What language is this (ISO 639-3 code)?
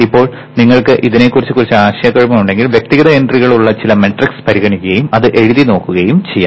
mal